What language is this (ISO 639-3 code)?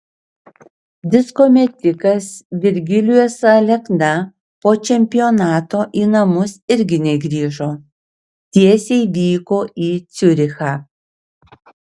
lit